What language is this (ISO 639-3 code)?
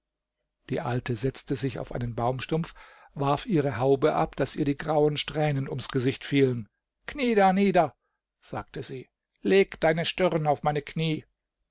deu